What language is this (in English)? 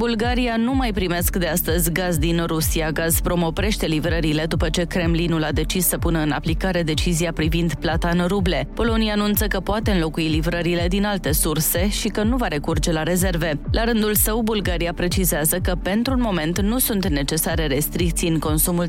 Romanian